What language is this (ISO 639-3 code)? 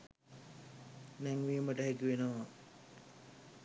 sin